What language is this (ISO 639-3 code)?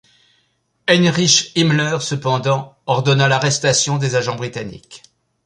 fra